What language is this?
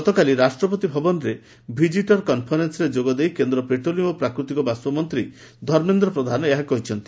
Odia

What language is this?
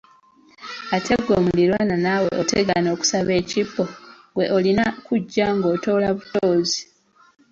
Ganda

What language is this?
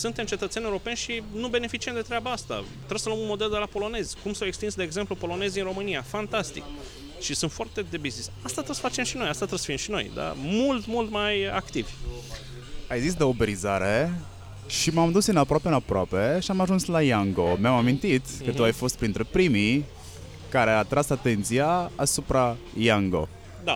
Romanian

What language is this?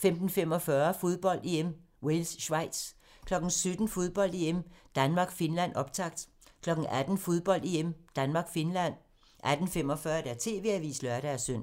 Danish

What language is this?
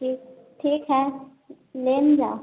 Maithili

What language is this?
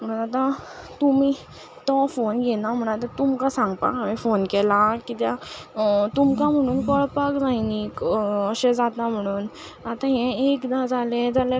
Konkani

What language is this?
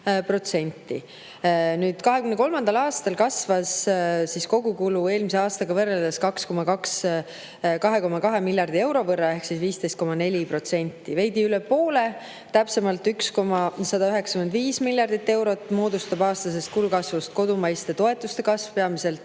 Estonian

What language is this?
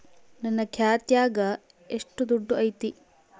Kannada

